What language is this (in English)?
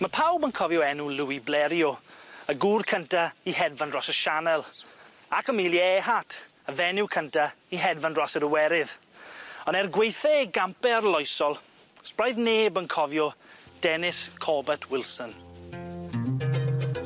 Welsh